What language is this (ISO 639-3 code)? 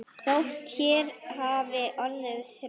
isl